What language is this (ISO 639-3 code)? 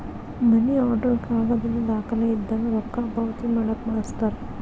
kan